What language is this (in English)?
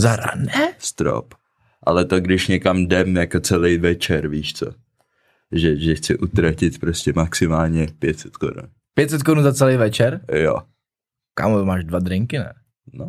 Czech